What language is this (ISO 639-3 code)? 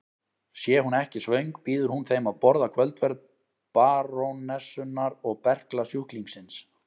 isl